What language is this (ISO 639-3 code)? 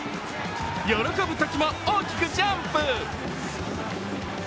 jpn